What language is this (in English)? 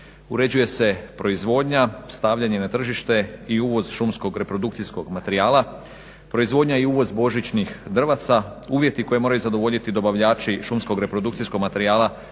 Croatian